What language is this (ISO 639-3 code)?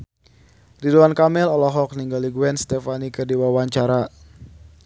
sun